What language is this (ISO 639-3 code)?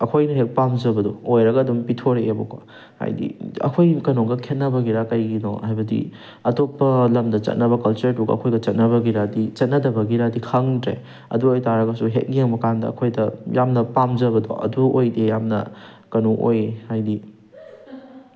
mni